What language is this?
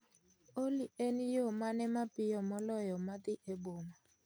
Luo (Kenya and Tanzania)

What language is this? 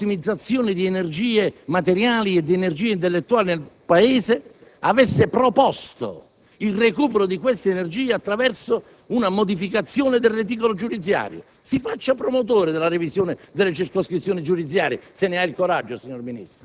Italian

